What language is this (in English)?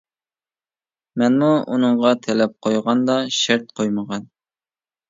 Uyghur